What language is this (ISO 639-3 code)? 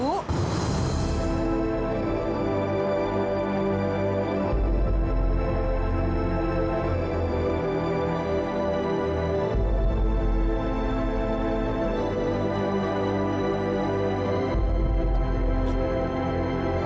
ind